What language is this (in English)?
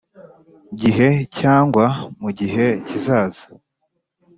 Kinyarwanda